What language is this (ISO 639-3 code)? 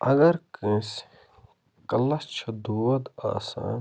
kas